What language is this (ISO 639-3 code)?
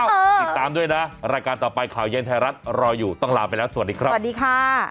tha